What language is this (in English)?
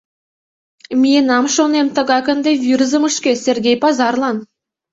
Mari